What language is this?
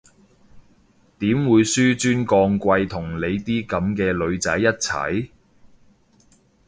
Cantonese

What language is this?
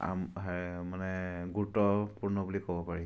Assamese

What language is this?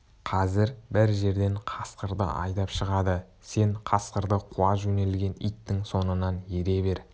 Kazakh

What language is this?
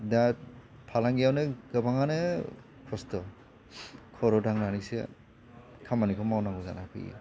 Bodo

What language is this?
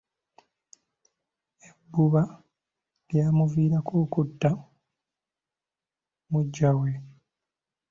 Ganda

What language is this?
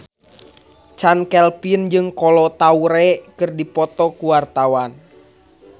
Sundanese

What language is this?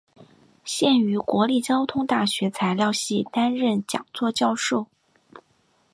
Chinese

